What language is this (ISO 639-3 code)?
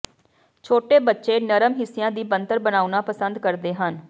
pan